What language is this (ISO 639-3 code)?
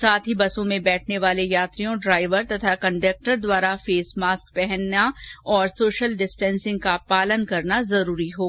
hin